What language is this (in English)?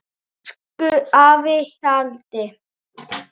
Icelandic